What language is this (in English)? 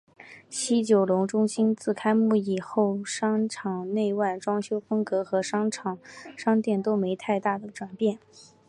Chinese